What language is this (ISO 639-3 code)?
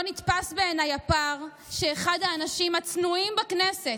heb